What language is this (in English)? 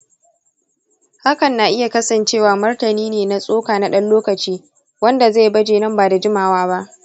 Hausa